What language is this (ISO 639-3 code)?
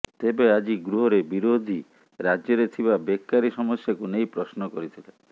ori